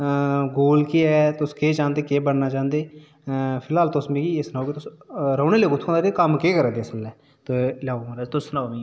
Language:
Dogri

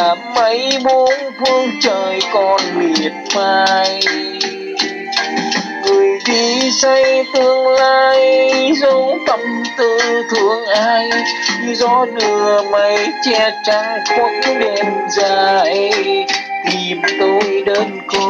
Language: Vietnamese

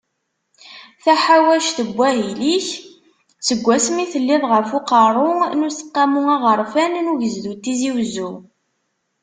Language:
Kabyle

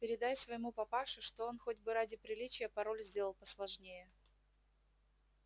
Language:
Russian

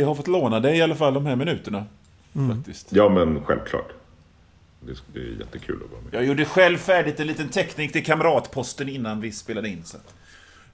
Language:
Swedish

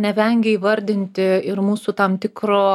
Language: Lithuanian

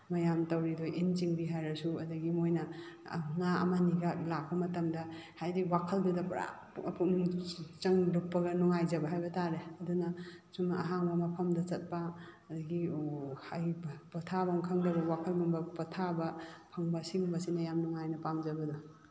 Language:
Manipuri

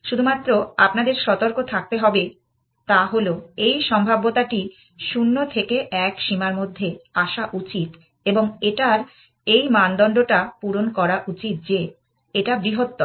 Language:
Bangla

